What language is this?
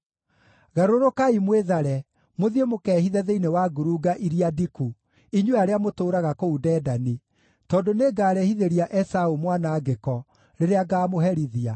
Kikuyu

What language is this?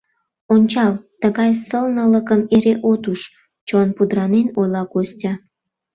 Mari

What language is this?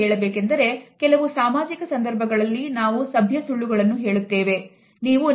Kannada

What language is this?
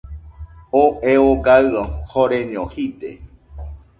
Nüpode Huitoto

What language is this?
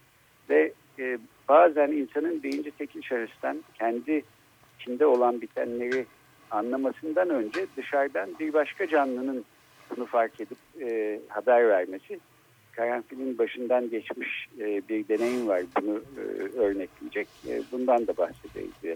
Turkish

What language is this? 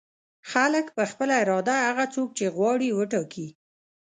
Pashto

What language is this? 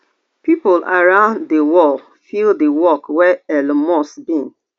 Nigerian Pidgin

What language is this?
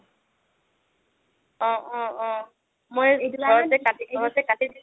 Assamese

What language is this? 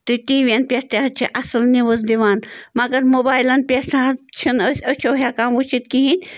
Kashmiri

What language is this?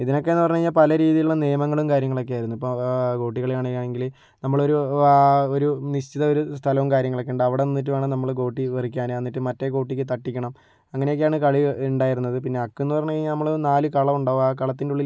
Malayalam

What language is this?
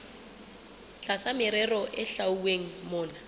Southern Sotho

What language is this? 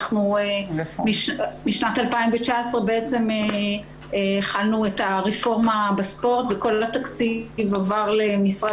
Hebrew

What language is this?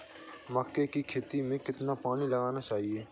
Hindi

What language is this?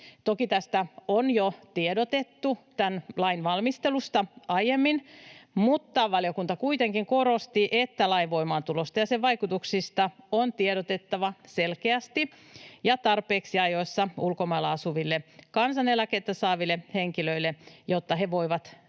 Finnish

